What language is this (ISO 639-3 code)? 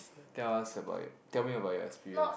eng